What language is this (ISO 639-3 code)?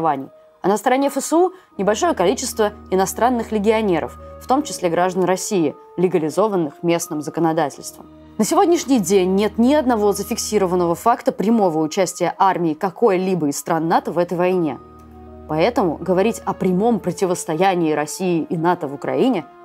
rus